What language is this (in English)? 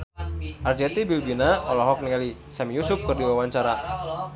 Sundanese